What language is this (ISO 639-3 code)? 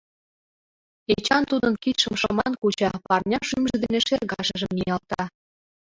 chm